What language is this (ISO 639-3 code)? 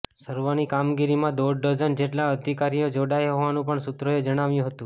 guj